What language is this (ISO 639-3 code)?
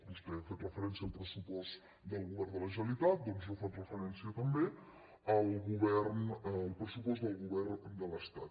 cat